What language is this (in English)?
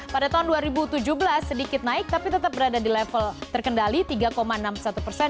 Indonesian